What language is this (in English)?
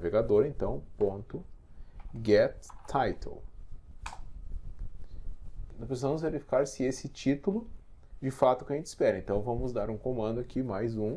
Portuguese